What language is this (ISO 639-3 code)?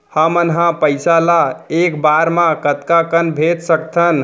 hne